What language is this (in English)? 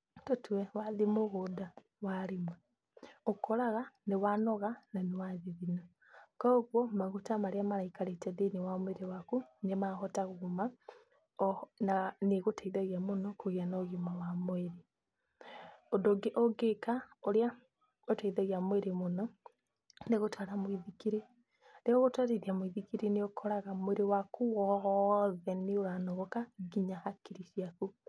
Kikuyu